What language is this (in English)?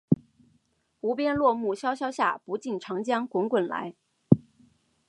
Chinese